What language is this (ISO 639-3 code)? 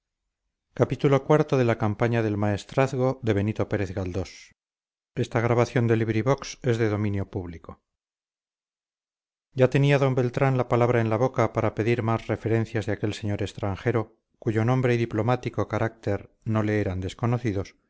spa